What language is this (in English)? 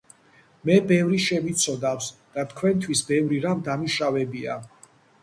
Georgian